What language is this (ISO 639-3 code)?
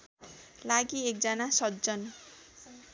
nep